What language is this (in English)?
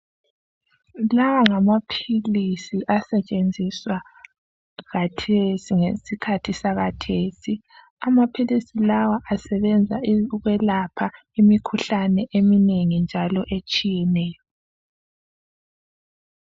North Ndebele